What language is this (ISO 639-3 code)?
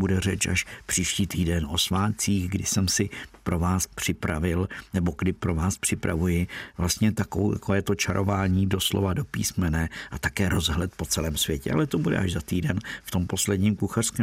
ces